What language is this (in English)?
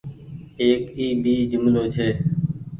Goaria